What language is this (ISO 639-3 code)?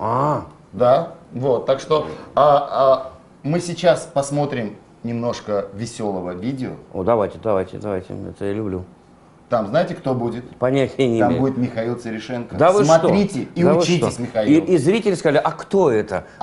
rus